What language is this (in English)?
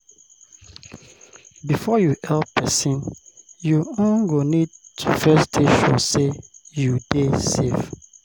Nigerian Pidgin